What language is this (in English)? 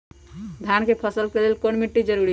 Magahi